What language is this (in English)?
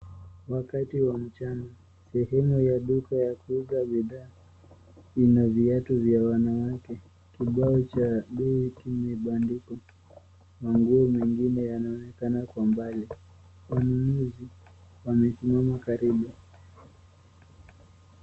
Swahili